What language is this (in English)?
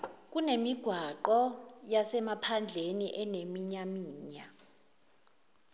Zulu